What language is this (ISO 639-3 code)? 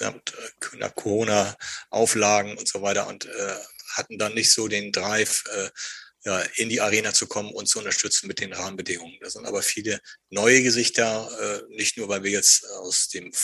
deu